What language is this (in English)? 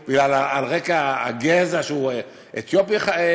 Hebrew